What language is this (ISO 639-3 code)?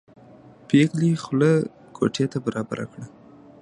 pus